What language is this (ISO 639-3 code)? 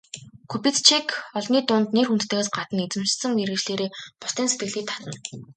mon